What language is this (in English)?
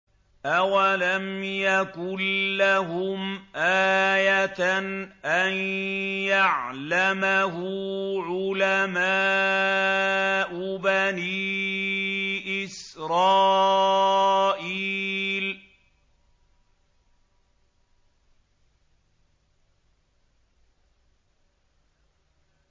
Arabic